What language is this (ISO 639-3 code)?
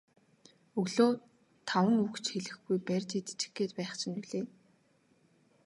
mon